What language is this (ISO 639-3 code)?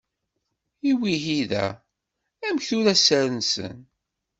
kab